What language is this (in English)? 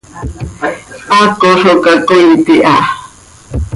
Seri